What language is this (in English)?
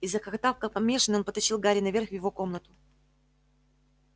Russian